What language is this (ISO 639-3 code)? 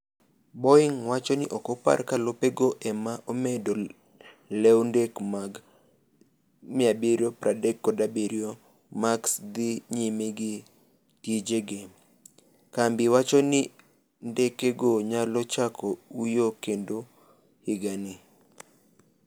luo